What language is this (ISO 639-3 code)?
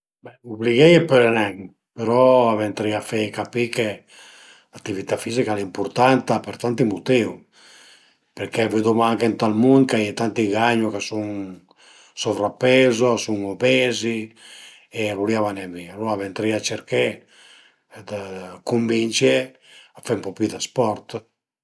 pms